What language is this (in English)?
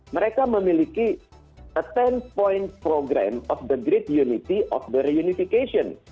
Indonesian